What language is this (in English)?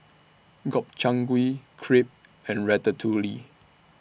English